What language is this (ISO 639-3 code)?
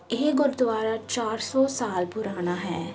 pan